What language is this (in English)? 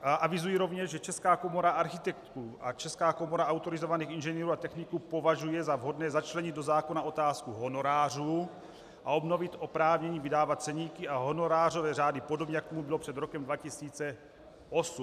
Czech